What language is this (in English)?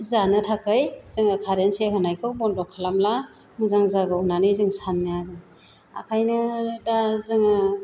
Bodo